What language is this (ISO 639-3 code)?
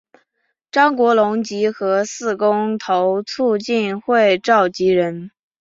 zho